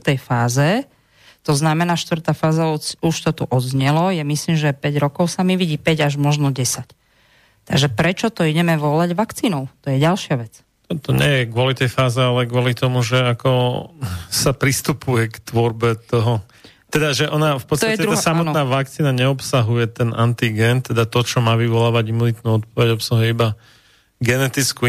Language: Slovak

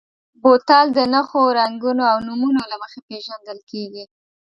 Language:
Pashto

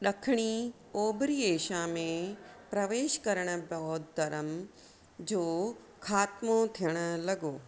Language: Sindhi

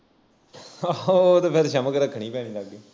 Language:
Punjabi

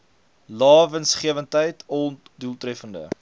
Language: Afrikaans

